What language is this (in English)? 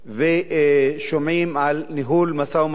Hebrew